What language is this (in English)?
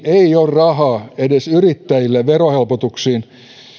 Finnish